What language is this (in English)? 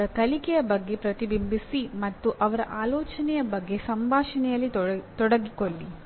Kannada